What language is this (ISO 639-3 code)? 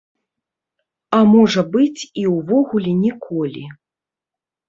bel